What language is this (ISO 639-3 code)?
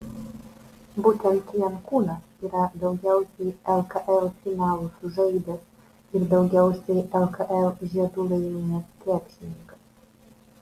lit